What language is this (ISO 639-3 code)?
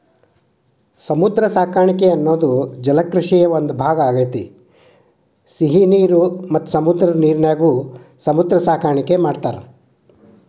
kan